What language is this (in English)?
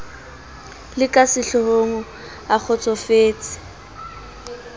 Southern Sotho